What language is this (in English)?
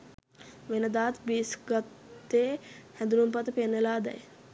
Sinhala